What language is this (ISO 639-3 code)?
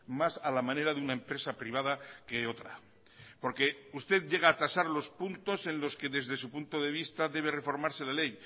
spa